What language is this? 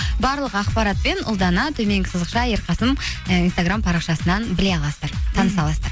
Kazakh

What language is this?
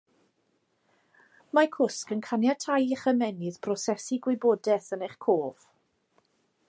Welsh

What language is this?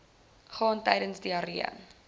Afrikaans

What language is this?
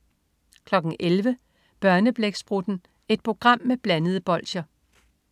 Danish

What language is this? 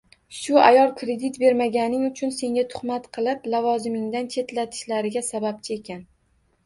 Uzbek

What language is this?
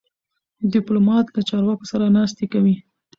Pashto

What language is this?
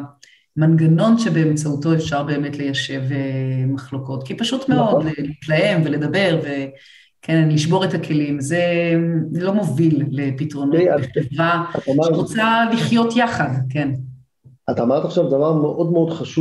Hebrew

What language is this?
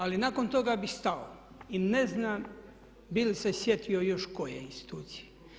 Croatian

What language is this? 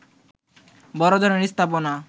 Bangla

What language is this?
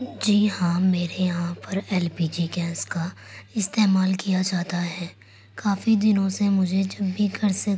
Urdu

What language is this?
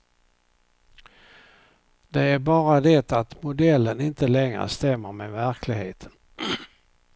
Swedish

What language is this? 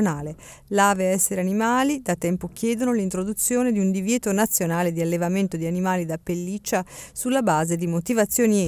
Italian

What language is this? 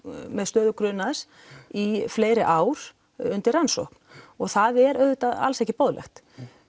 Icelandic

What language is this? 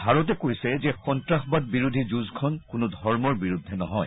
Assamese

